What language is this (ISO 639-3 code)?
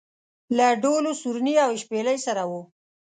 pus